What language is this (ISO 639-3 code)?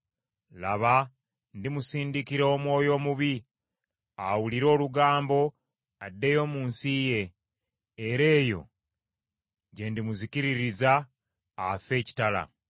lug